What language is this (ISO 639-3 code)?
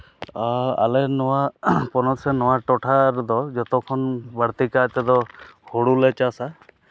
sat